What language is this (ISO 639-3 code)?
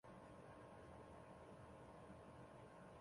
zho